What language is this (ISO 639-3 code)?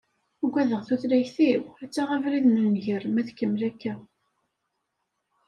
kab